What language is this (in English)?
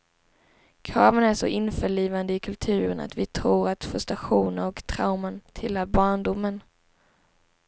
Swedish